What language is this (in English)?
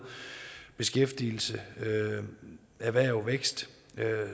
Danish